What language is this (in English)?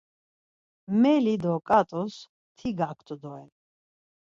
Laz